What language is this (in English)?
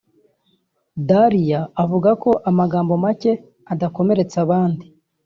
Kinyarwanda